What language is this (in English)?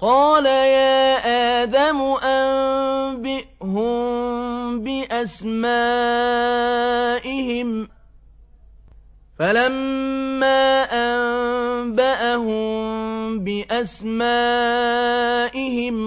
Arabic